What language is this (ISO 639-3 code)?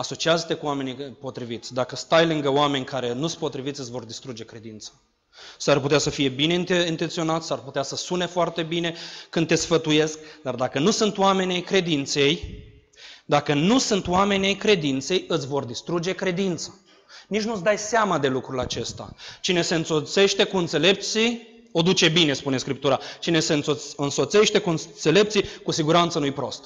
ron